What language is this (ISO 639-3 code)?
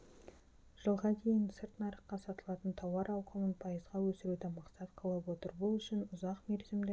kaz